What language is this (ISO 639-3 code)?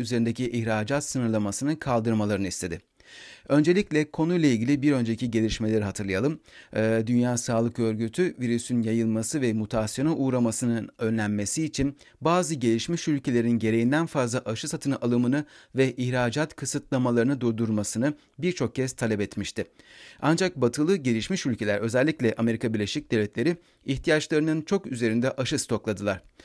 tur